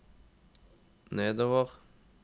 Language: Norwegian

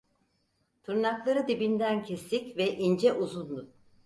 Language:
Turkish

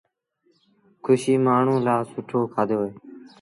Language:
Sindhi Bhil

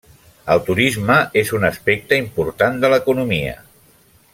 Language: Catalan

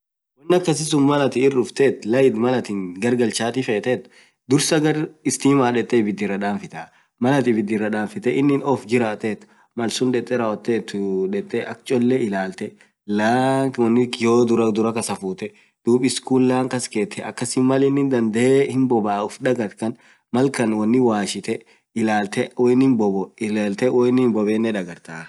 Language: Orma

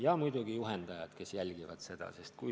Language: Estonian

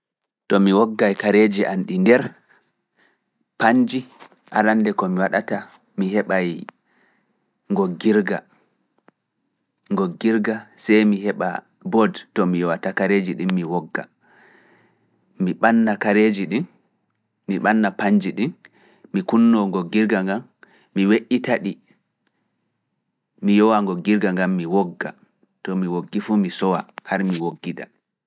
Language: Fula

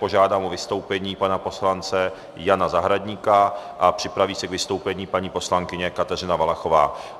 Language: Czech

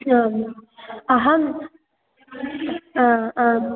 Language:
Sanskrit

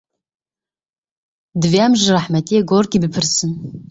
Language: Kurdish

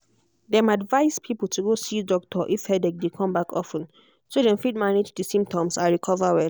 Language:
Nigerian Pidgin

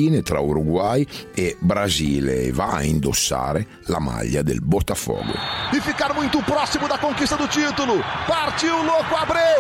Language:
Italian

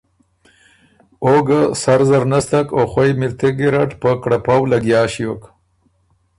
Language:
Ormuri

